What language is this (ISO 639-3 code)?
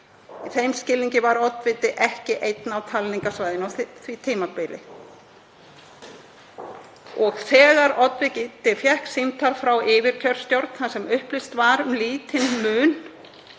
isl